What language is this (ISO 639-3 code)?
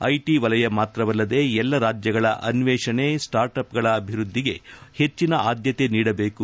kan